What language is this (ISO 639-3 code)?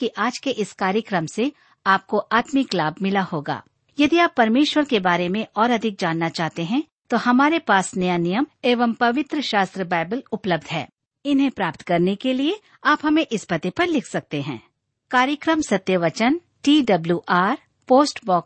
hin